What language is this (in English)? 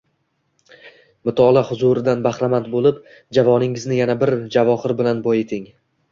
Uzbek